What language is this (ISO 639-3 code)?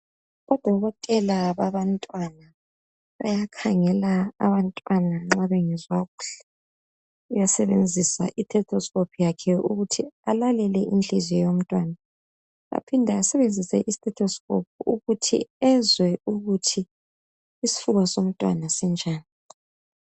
nde